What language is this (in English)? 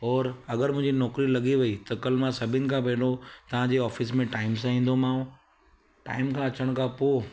Sindhi